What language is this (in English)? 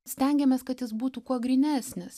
Lithuanian